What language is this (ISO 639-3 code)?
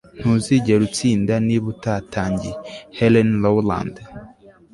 kin